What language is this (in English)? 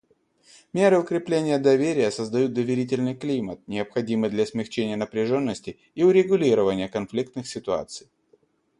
Russian